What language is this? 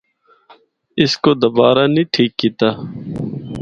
Northern Hindko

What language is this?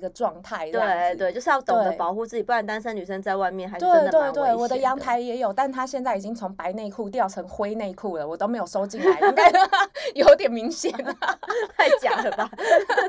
Chinese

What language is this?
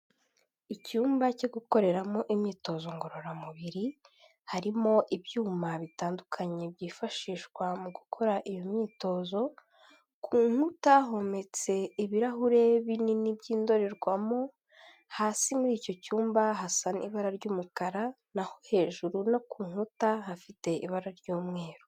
Kinyarwanda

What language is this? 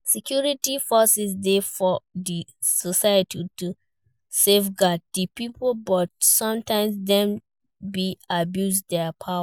Nigerian Pidgin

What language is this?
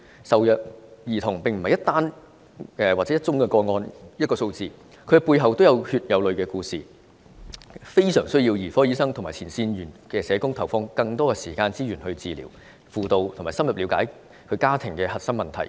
Cantonese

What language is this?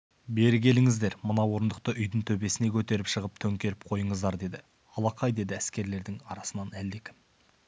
Kazakh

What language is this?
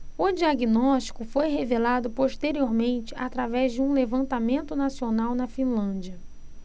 Portuguese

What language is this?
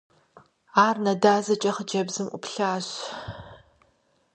Kabardian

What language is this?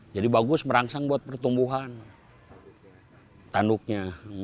Indonesian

